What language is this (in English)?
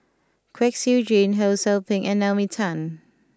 English